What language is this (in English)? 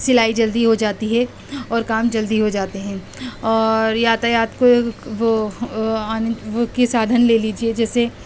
Urdu